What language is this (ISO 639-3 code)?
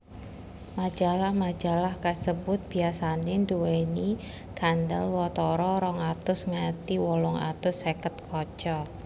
jav